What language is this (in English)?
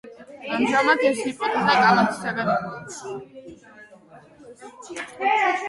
Georgian